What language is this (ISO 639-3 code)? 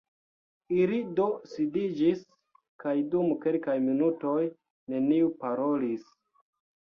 epo